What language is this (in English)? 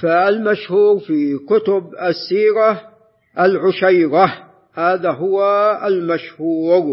Arabic